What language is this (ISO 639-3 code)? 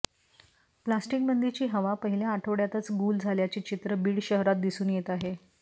mar